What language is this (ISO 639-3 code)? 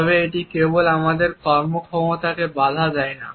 ben